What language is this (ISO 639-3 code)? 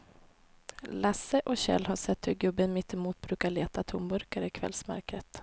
swe